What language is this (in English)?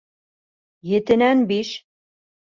Bashkir